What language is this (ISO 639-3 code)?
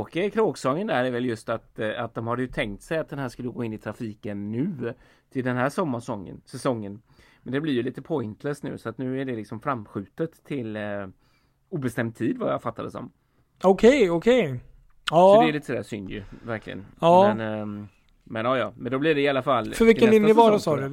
swe